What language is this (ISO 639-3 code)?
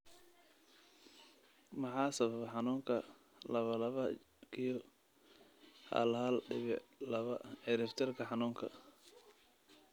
som